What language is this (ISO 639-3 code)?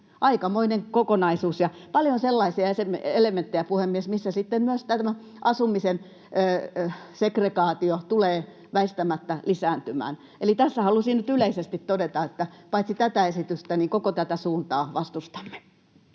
fin